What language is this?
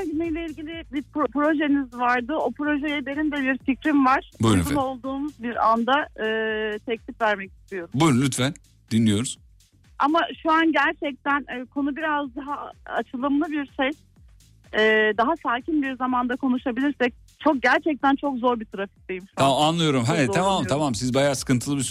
Turkish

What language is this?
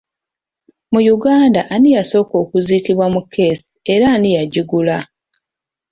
Ganda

